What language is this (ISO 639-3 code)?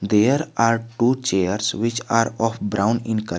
eng